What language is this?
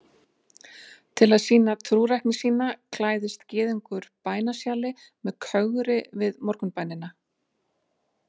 Icelandic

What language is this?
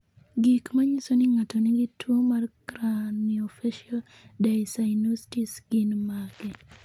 Luo (Kenya and Tanzania)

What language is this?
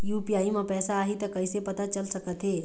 Chhattisgarhi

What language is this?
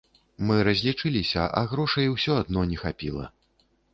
Belarusian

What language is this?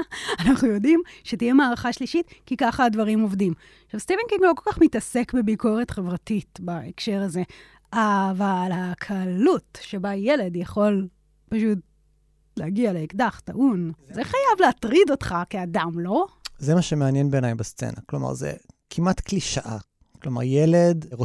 Hebrew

